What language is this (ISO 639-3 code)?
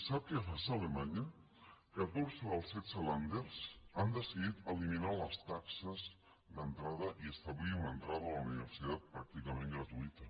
cat